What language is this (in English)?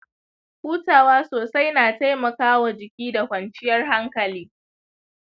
Hausa